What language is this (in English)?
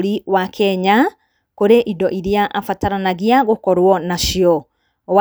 Kikuyu